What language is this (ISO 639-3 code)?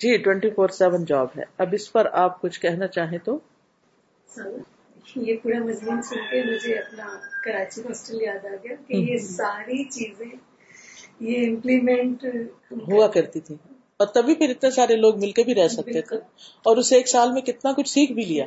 urd